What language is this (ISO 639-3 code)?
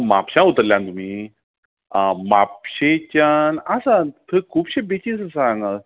kok